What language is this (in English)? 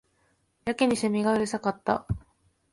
Japanese